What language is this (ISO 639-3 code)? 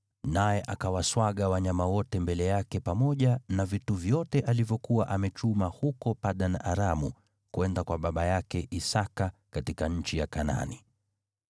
swa